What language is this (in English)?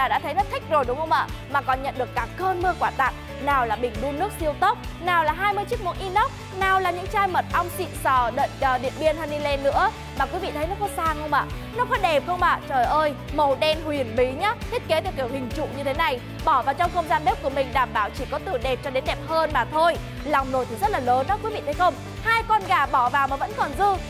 Vietnamese